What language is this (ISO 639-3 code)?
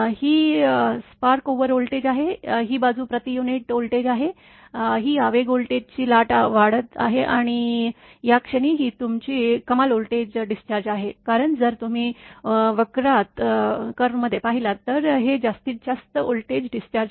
mar